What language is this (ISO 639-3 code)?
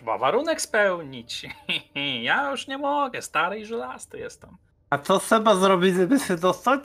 pol